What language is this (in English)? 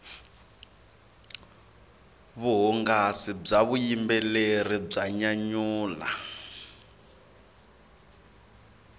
Tsonga